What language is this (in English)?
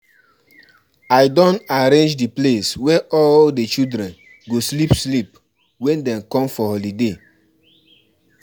Nigerian Pidgin